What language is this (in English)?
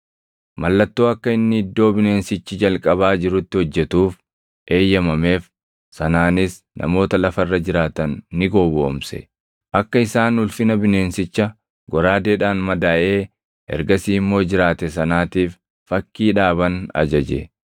Oromo